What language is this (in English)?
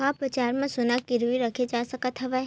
Chhattisgarhi